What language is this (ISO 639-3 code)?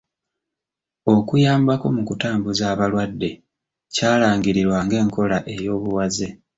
lug